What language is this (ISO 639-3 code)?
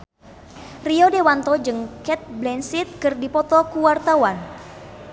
sun